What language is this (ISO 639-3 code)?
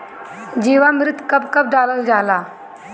bho